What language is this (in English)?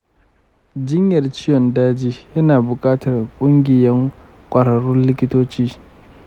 Hausa